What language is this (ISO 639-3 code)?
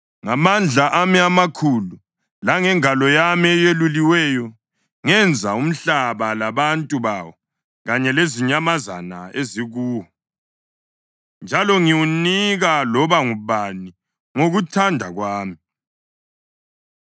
nde